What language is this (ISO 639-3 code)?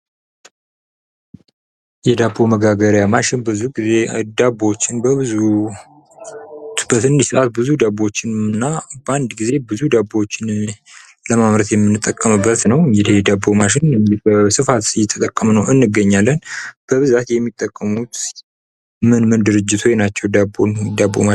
amh